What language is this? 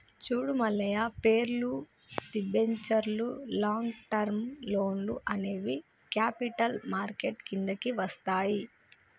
Telugu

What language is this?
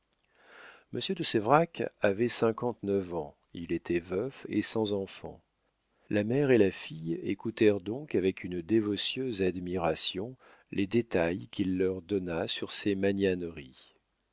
French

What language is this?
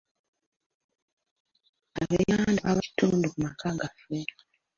Ganda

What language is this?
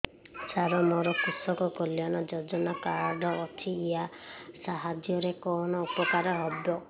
Odia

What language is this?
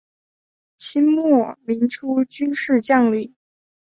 Chinese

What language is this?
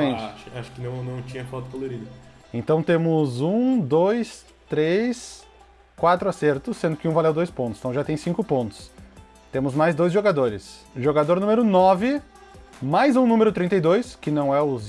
Portuguese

